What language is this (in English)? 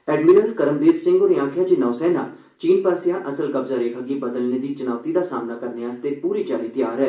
Dogri